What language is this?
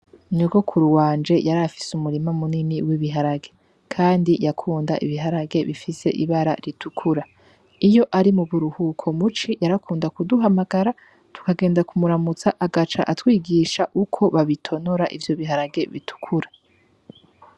Rundi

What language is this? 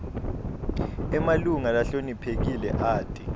Swati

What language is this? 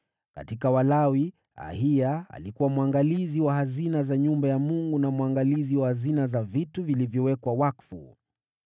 Swahili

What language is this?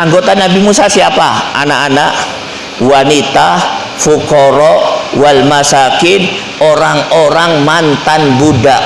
Indonesian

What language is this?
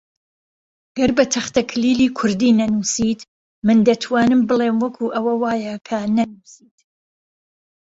Central Kurdish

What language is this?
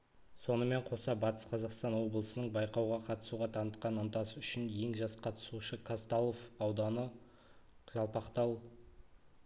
Kazakh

